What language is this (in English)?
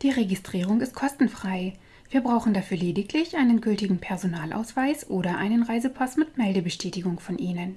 German